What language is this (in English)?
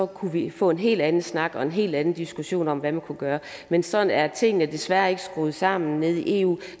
Danish